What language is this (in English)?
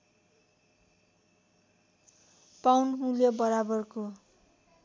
Nepali